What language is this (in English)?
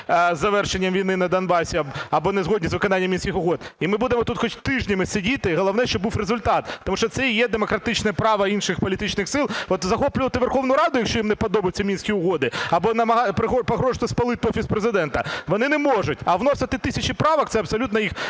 Ukrainian